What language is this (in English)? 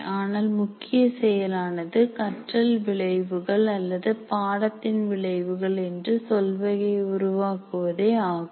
Tamil